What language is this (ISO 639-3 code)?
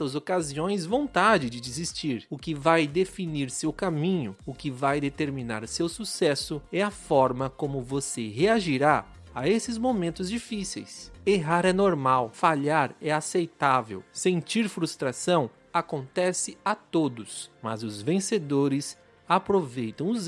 por